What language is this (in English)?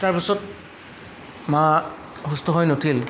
Assamese